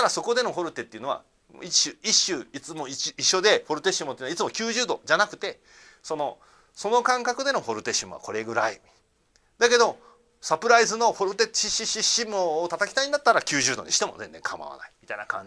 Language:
Japanese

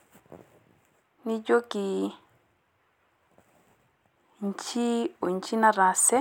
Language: Masai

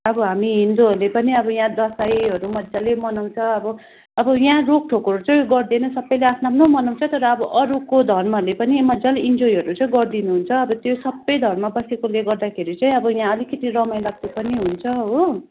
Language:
Nepali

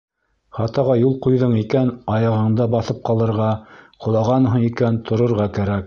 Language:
Bashkir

